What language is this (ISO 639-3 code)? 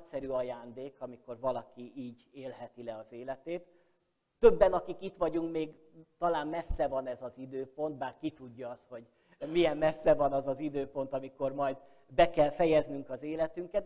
hun